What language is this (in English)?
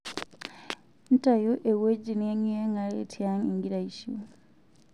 Masai